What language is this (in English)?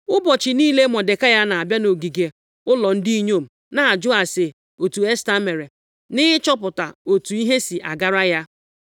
Igbo